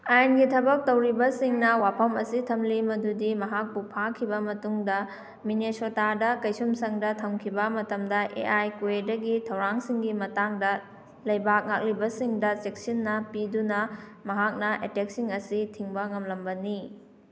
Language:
Manipuri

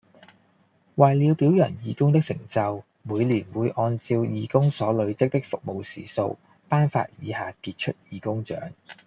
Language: Cantonese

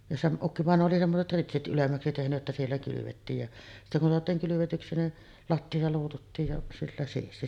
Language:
Finnish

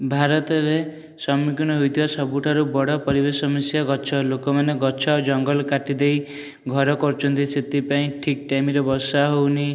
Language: Odia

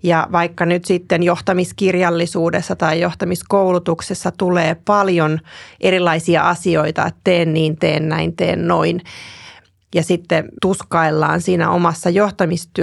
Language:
Finnish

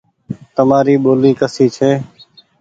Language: Goaria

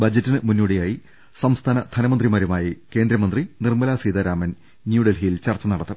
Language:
Malayalam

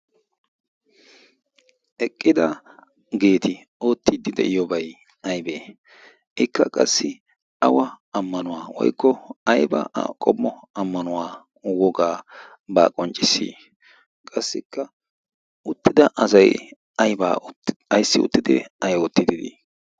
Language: Wolaytta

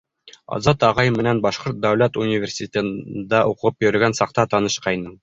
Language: Bashkir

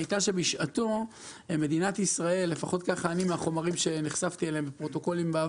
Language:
Hebrew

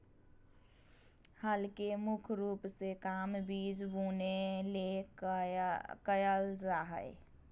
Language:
Magahi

